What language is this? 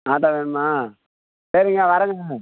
Tamil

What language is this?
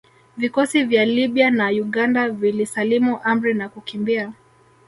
Swahili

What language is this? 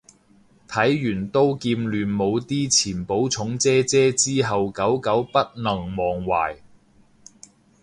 Cantonese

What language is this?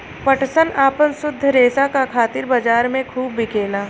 Bhojpuri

